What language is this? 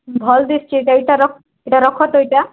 Odia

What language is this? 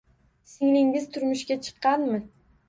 Uzbek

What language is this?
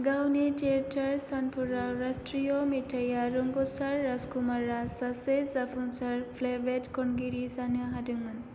Bodo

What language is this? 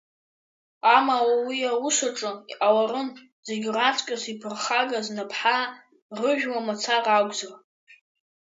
Abkhazian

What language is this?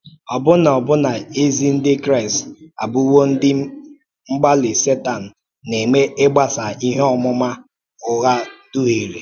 Igbo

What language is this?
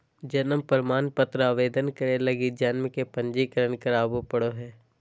Magahi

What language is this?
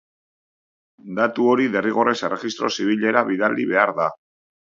Basque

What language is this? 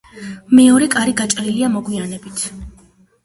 Georgian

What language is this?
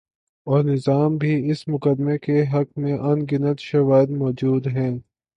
Urdu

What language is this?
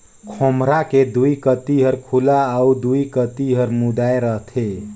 Chhattisgarhi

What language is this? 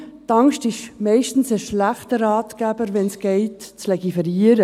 Swiss German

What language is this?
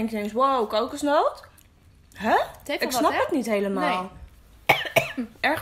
Dutch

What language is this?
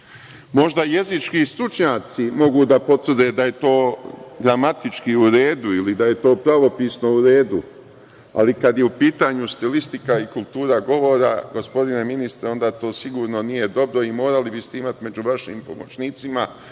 Serbian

